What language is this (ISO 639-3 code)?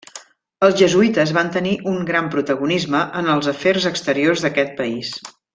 cat